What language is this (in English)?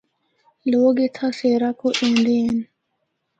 Northern Hindko